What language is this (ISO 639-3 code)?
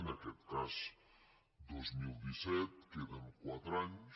cat